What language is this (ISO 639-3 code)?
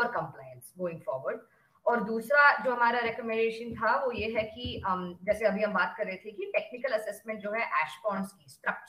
hin